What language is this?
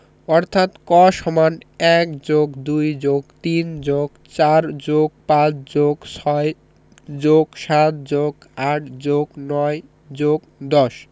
Bangla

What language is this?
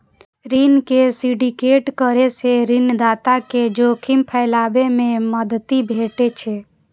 Maithili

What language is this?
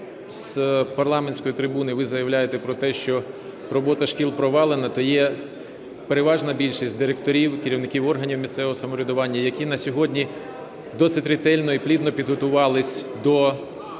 Ukrainian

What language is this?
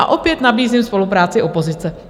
Czech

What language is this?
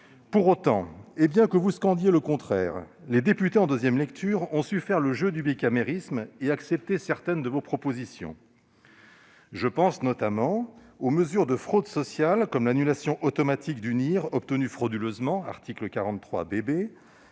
French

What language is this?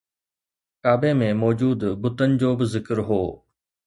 Sindhi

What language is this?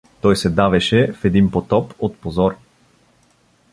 Bulgarian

